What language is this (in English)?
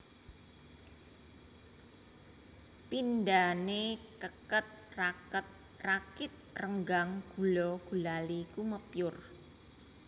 Javanese